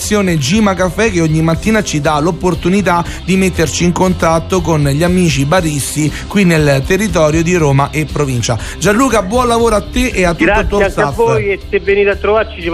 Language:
Italian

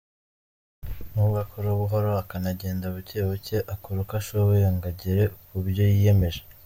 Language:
Kinyarwanda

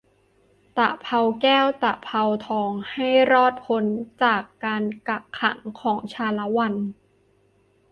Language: Thai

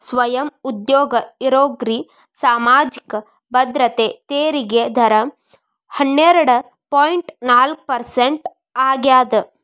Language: Kannada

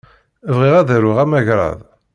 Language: Kabyle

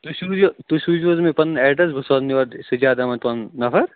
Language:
Kashmiri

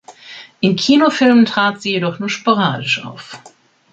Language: German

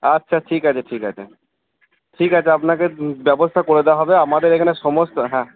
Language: Bangla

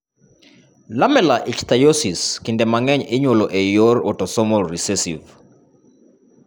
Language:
Luo (Kenya and Tanzania)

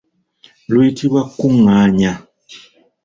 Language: Ganda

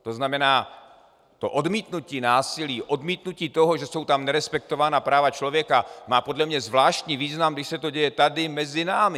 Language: Czech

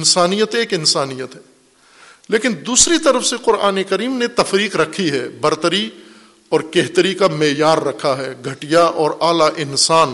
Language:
Urdu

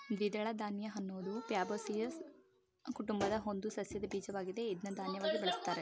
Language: Kannada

